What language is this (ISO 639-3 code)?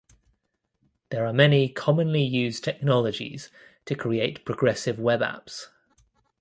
eng